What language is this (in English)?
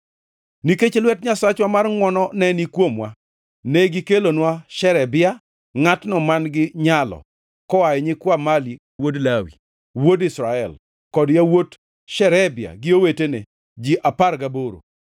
Luo (Kenya and Tanzania)